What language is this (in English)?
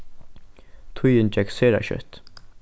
Faroese